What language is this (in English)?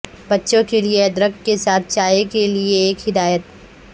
Urdu